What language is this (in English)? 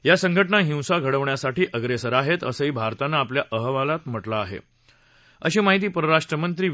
Marathi